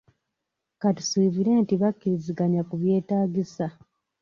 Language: Ganda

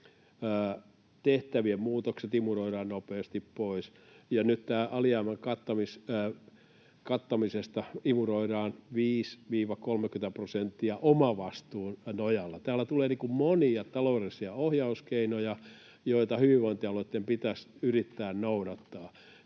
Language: Finnish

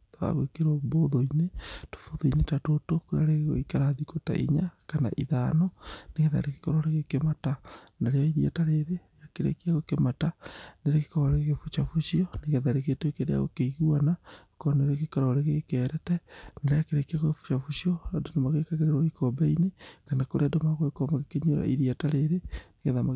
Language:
Kikuyu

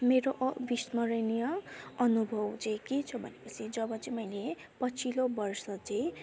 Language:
Nepali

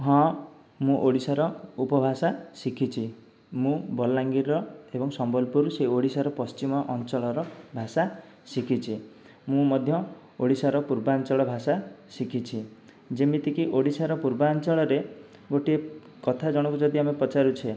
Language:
Odia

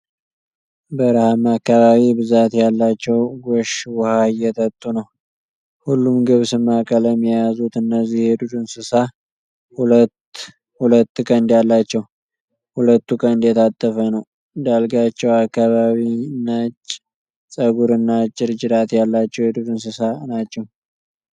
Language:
Amharic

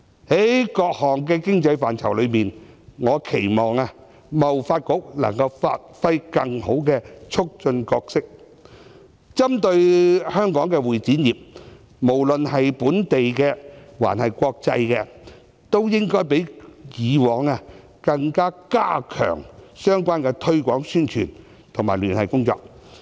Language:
Cantonese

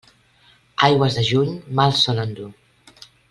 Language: Catalan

